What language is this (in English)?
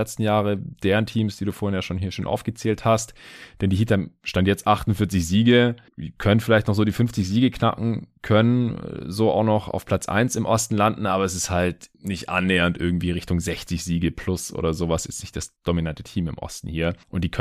German